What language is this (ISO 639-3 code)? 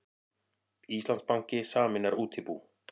isl